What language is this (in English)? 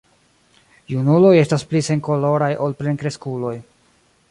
Esperanto